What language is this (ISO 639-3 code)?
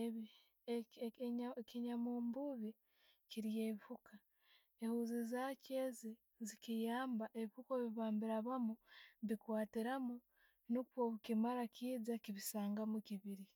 ttj